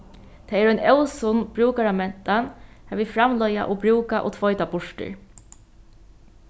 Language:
Faroese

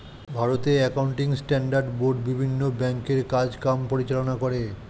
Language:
Bangla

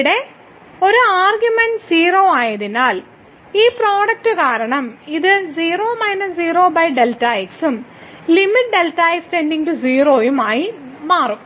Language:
Malayalam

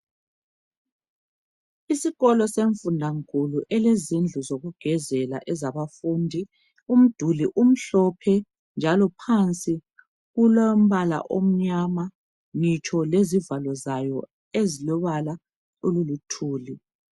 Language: North Ndebele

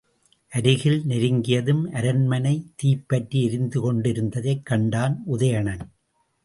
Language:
Tamil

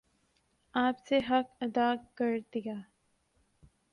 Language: Urdu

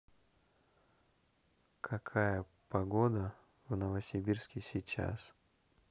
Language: Russian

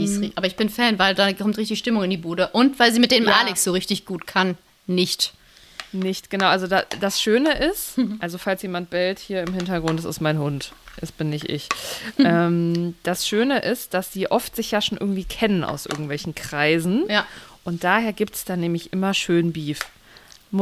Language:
German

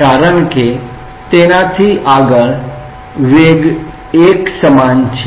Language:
Gujarati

